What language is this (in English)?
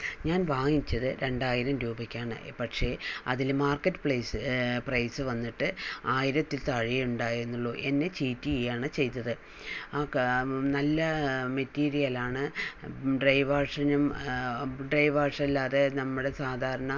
Malayalam